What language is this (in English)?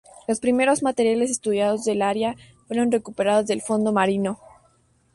Spanish